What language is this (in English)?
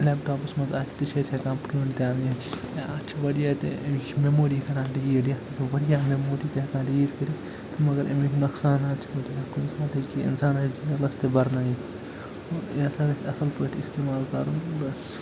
Kashmiri